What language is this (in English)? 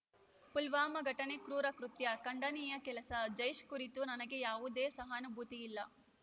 Kannada